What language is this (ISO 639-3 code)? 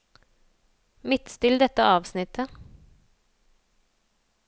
nor